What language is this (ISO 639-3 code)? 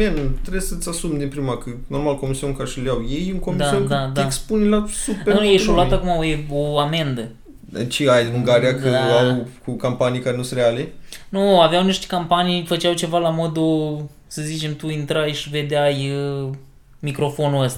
ron